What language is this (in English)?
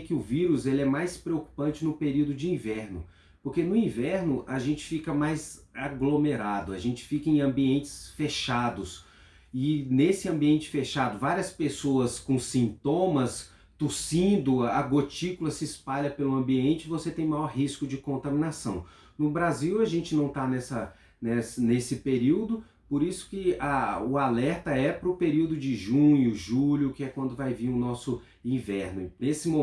Portuguese